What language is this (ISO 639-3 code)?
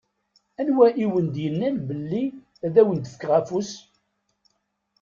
kab